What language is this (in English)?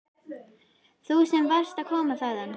Icelandic